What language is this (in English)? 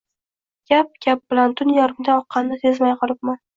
Uzbek